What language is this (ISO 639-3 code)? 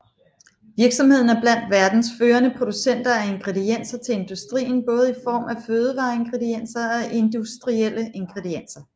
dan